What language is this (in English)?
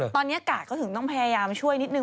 Thai